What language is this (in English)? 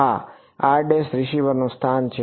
Gujarati